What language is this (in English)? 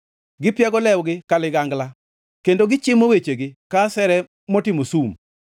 Luo (Kenya and Tanzania)